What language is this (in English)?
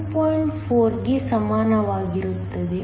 Kannada